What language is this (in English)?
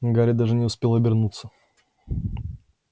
Russian